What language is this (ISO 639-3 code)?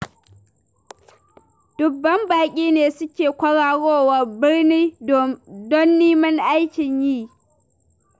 hau